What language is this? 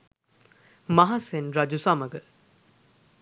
Sinhala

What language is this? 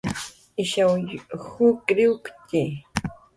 Jaqaru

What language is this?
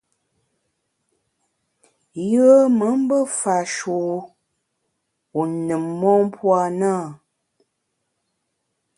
Bamun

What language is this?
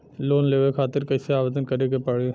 Bhojpuri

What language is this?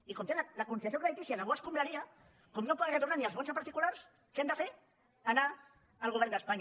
Catalan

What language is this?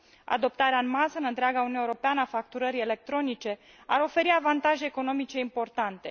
Romanian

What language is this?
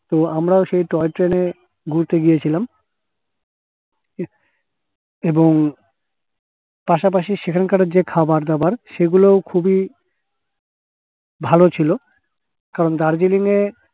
Bangla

